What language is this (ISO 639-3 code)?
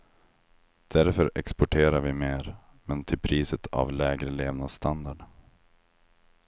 swe